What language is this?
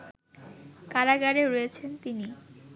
Bangla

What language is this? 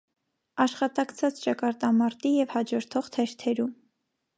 Armenian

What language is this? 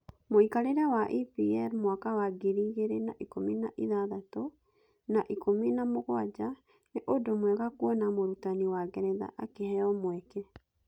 Kikuyu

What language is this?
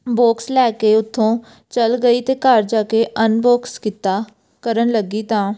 Punjabi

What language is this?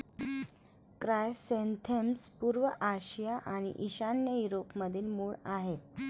Marathi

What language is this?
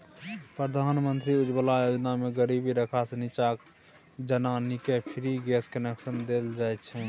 Maithili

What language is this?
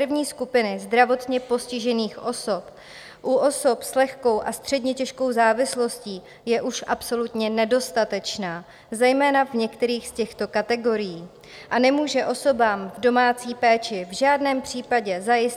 Czech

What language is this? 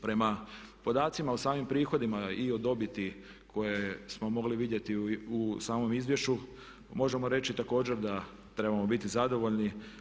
Croatian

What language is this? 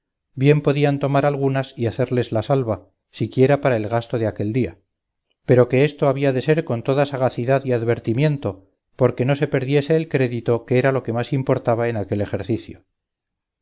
Spanish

